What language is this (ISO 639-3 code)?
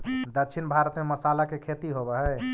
mag